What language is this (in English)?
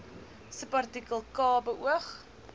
Afrikaans